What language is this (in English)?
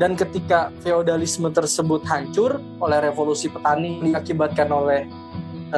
Indonesian